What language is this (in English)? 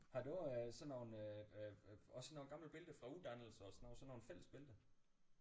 Danish